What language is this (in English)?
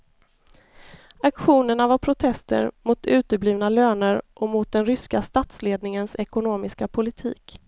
Swedish